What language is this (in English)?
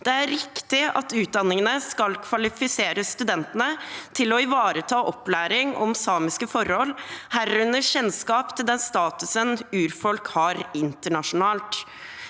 Norwegian